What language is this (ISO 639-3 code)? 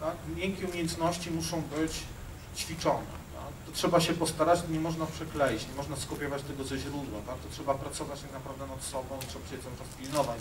pol